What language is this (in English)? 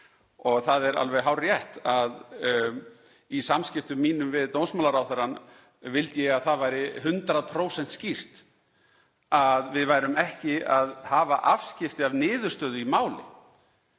Icelandic